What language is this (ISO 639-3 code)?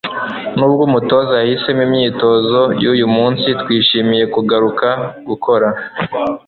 kin